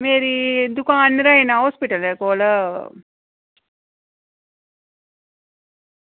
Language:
Dogri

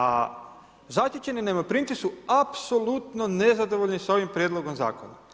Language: Croatian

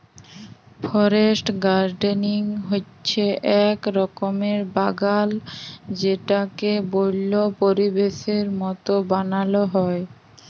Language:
Bangla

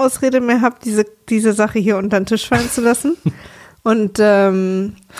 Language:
German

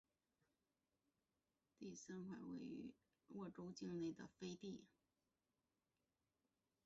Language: Chinese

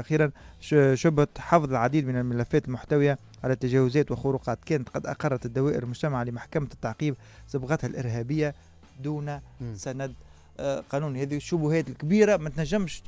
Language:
Arabic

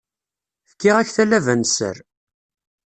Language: Kabyle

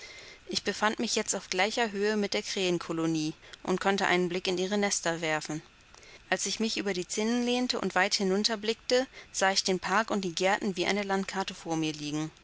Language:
German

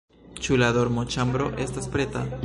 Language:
Esperanto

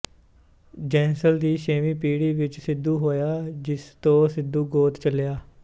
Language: Punjabi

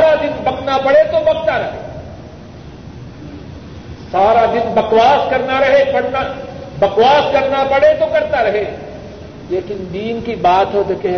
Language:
Urdu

